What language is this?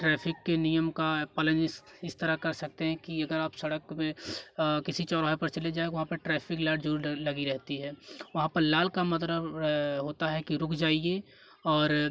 Hindi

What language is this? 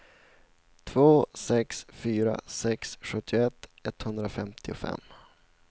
Swedish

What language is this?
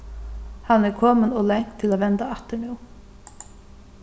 Faroese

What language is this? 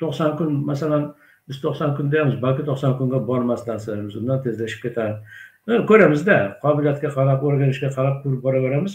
Turkish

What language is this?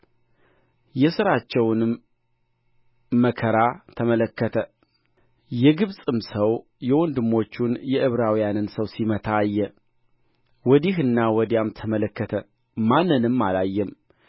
Amharic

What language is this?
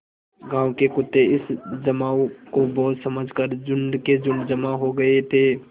Hindi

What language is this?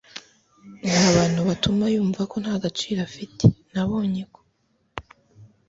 Kinyarwanda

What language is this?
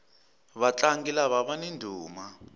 Tsonga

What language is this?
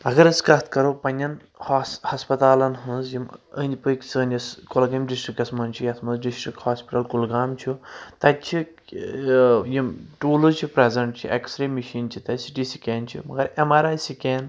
Kashmiri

